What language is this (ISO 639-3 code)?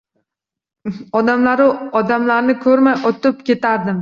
uzb